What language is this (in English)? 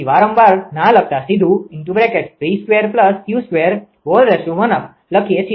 Gujarati